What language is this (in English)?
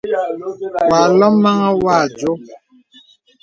Bebele